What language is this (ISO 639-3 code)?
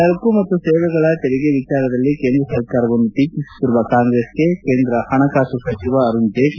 kan